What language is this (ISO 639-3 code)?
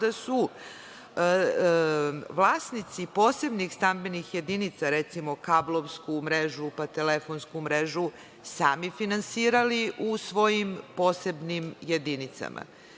srp